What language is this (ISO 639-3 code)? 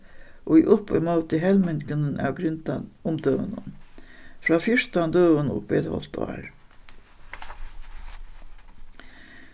fao